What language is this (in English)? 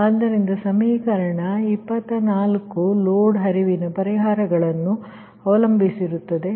Kannada